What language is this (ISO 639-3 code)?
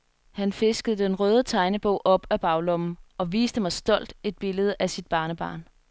dan